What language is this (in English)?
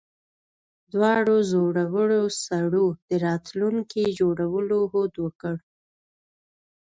Pashto